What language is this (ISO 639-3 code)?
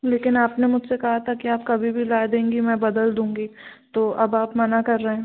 hin